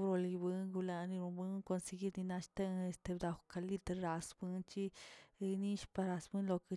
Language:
Tilquiapan Zapotec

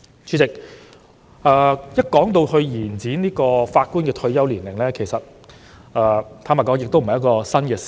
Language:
Cantonese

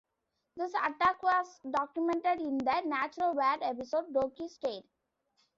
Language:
English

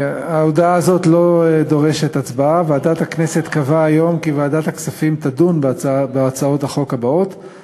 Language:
Hebrew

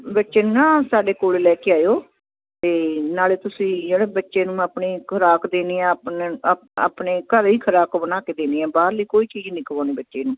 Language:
Punjabi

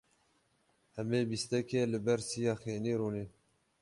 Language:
Kurdish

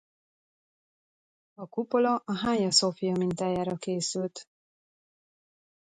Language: Hungarian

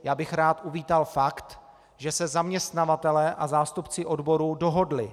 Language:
Czech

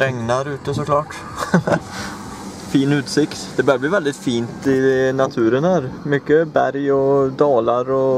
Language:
Swedish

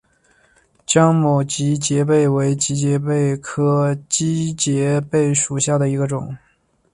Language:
Chinese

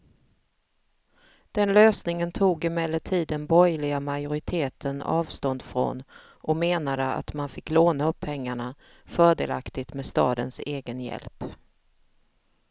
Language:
Swedish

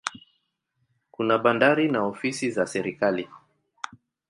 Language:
Swahili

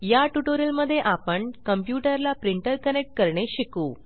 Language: Marathi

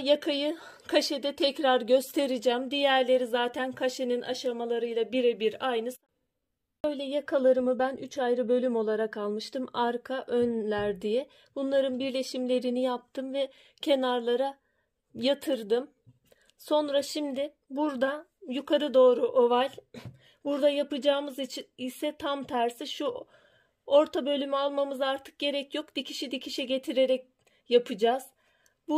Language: Turkish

